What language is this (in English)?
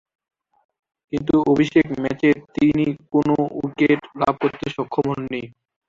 Bangla